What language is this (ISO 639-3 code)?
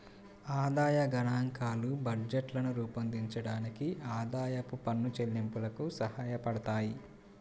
tel